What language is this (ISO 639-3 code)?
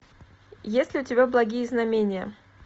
rus